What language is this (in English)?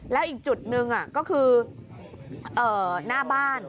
Thai